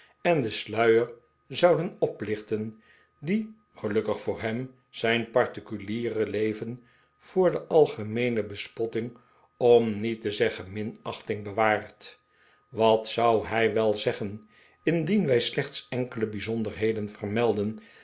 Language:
Dutch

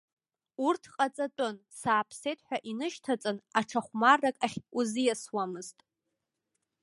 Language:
Abkhazian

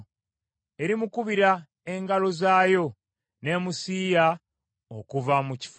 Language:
Ganda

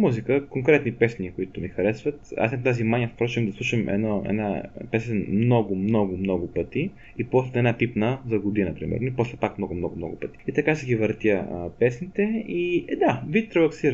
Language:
Bulgarian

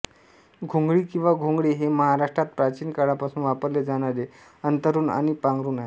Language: Marathi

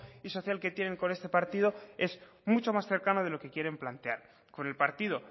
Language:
Spanish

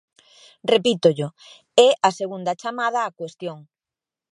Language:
Galician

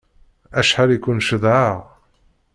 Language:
Kabyle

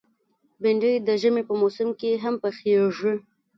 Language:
Pashto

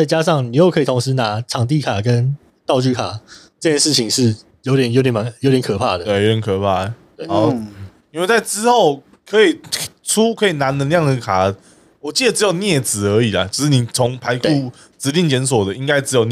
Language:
Chinese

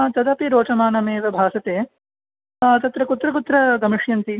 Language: Sanskrit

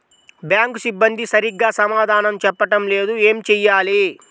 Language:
Telugu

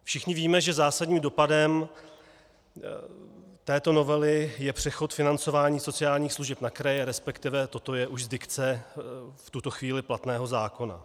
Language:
Czech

